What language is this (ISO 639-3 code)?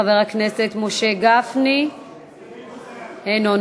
heb